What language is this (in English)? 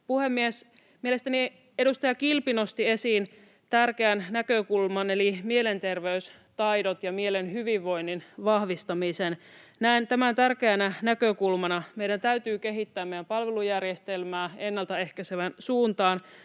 Finnish